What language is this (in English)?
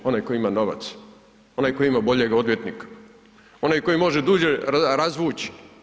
Croatian